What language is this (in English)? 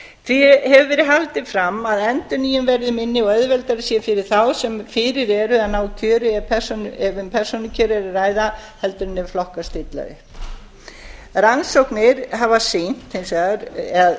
Icelandic